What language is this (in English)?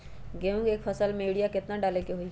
Magahi